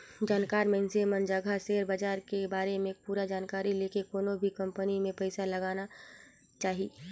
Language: Chhattisgarhi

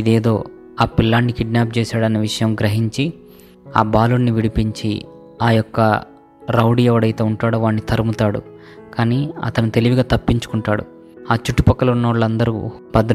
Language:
Telugu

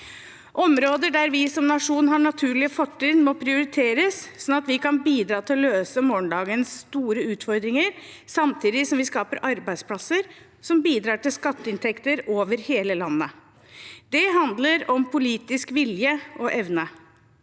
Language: Norwegian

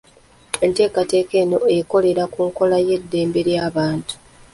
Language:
Ganda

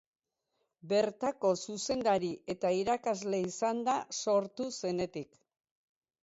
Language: Basque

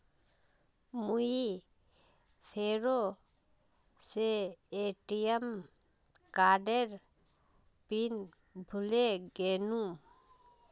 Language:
Magahi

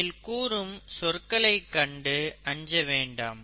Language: Tamil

